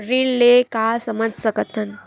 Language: Chhattisgarhi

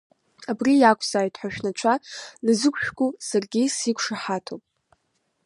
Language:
Abkhazian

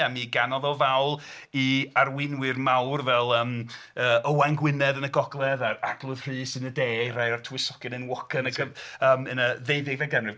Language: Welsh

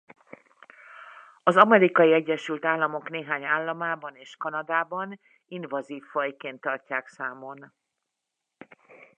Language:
Hungarian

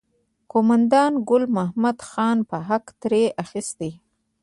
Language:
Pashto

